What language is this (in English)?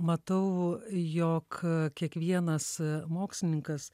Lithuanian